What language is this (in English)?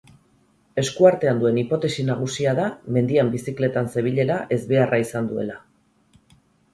Basque